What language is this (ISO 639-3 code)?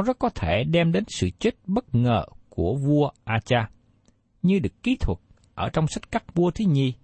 vie